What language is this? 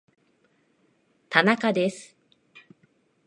Japanese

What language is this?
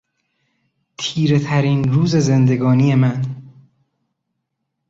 Persian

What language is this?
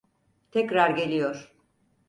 Turkish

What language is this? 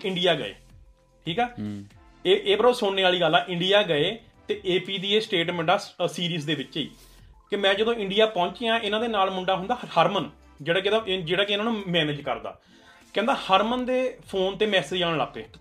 Punjabi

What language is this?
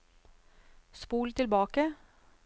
Norwegian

